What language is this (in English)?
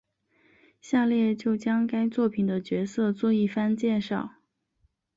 Chinese